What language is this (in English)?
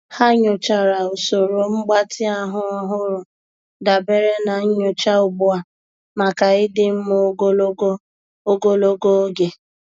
Igbo